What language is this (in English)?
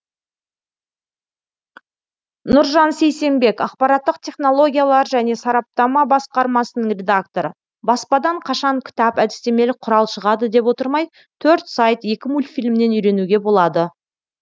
Kazakh